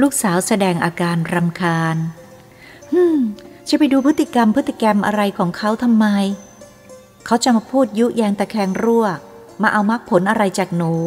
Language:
Thai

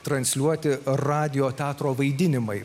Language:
Lithuanian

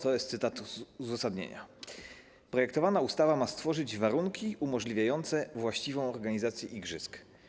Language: Polish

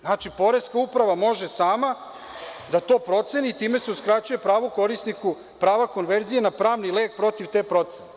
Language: Serbian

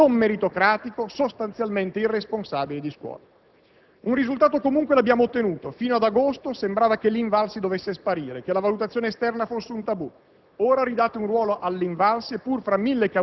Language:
Italian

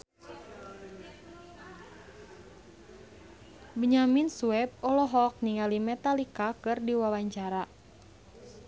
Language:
Sundanese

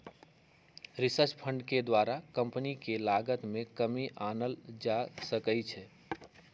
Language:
Magahi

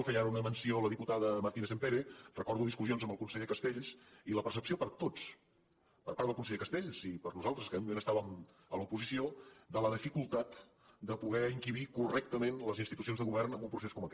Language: Catalan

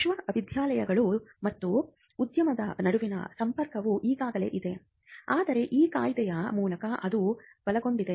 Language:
Kannada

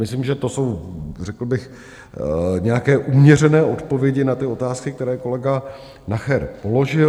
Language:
Czech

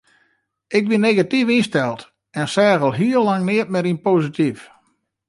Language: Western Frisian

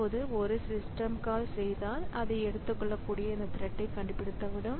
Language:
Tamil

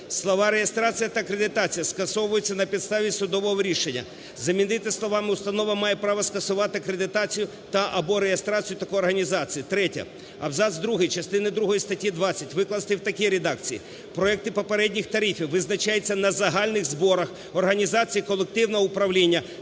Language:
Ukrainian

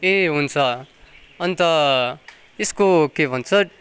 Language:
Nepali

